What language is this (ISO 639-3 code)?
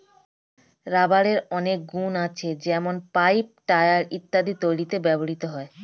ben